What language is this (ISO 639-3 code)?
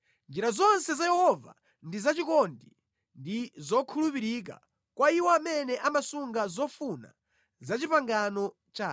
nya